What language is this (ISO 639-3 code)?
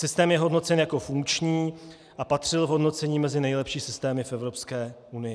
ces